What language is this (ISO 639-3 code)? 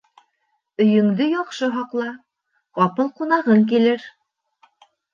bak